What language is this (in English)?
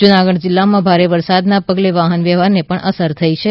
Gujarati